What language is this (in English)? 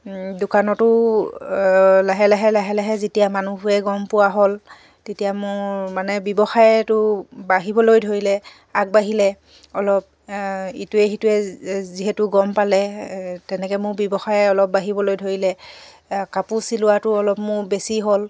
Assamese